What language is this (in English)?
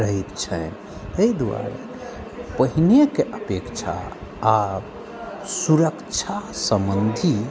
Maithili